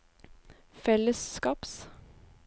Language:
Norwegian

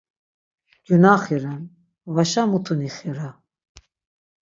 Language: Laz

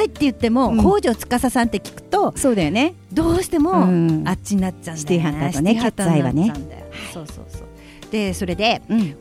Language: Japanese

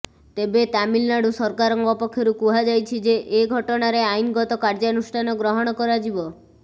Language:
Odia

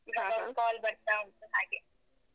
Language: Kannada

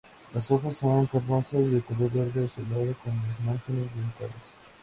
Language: Spanish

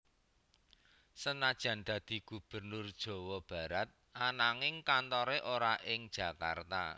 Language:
Javanese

